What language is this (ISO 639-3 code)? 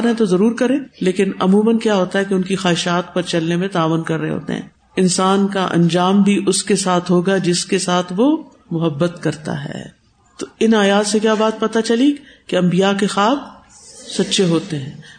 urd